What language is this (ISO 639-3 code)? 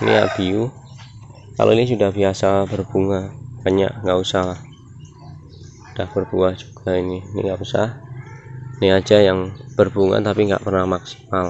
ind